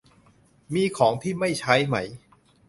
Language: Thai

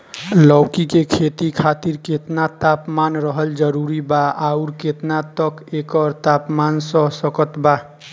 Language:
Bhojpuri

